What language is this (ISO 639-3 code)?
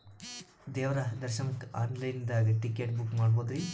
kan